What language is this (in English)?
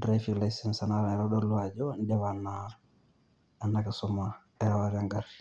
Masai